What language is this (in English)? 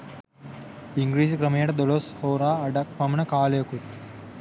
Sinhala